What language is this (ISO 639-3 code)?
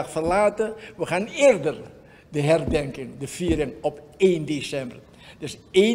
nld